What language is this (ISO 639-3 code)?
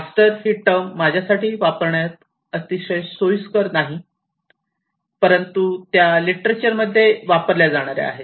mar